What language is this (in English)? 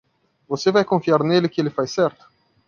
Portuguese